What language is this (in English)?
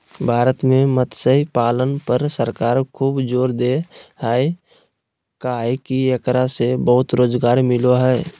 Magahi